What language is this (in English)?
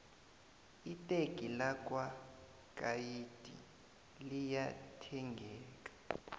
South Ndebele